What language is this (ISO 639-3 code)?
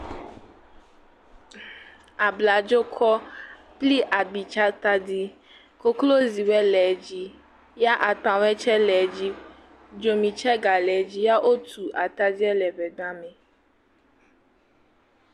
ewe